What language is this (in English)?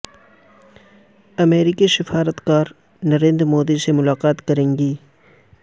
Urdu